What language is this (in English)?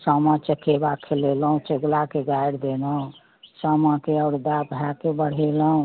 Maithili